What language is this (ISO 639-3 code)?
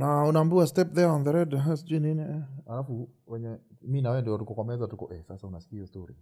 swa